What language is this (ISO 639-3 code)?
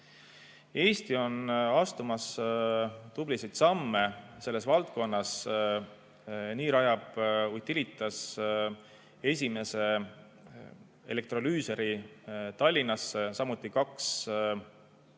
est